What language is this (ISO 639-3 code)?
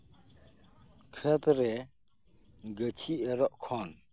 sat